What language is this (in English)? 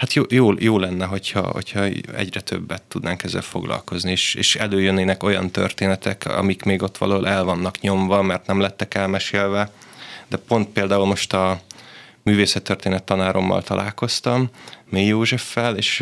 Hungarian